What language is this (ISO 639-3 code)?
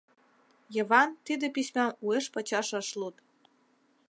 chm